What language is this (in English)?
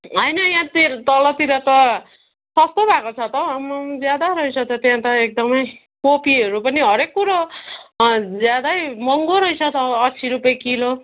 Nepali